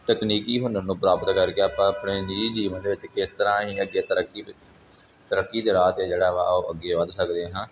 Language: Punjabi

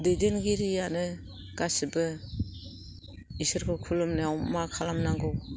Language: Bodo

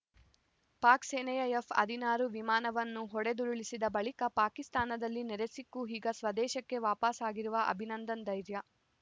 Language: Kannada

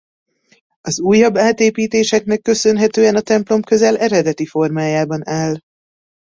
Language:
Hungarian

